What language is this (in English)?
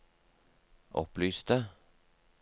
Norwegian